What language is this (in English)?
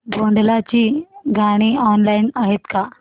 Marathi